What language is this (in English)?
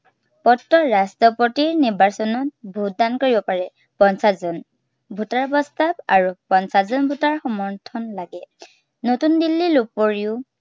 Assamese